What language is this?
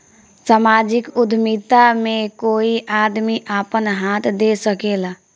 Bhojpuri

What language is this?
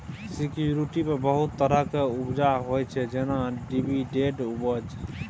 Maithili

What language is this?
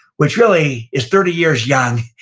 English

